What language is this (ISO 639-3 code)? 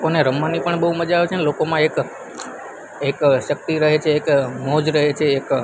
guj